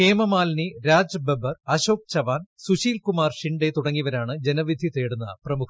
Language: Malayalam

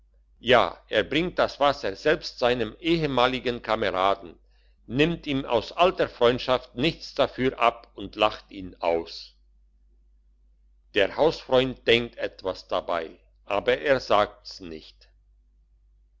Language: German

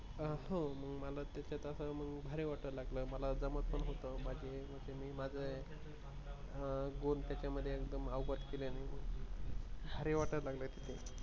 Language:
Marathi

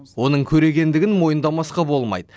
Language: Kazakh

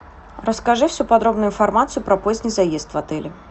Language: Russian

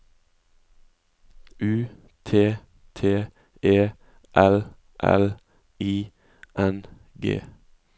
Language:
Norwegian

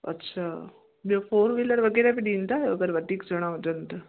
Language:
Sindhi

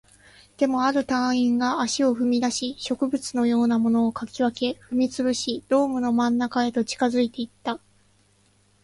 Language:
Japanese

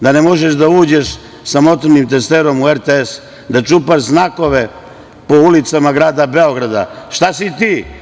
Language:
Serbian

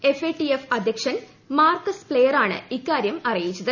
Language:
Malayalam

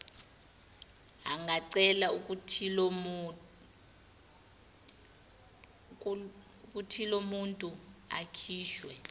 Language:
Zulu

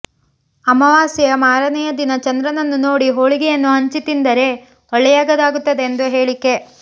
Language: Kannada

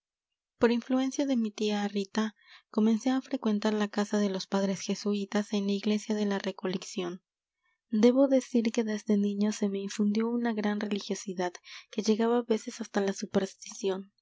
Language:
Spanish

